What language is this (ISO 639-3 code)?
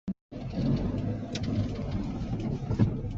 cnh